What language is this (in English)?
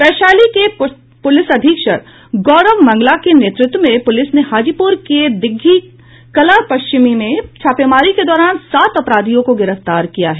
Hindi